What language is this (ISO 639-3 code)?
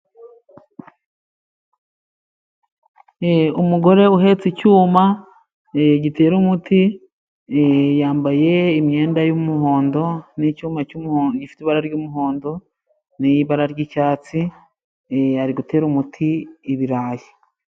kin